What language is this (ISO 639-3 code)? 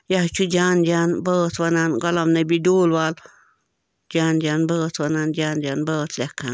kas